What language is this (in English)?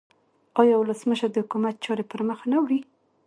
Pashto